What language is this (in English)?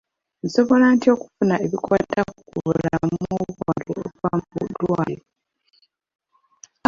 Ganda